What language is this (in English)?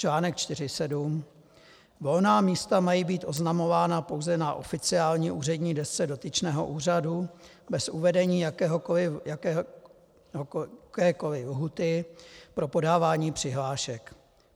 Czech